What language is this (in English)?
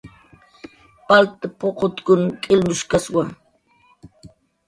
Jaqaru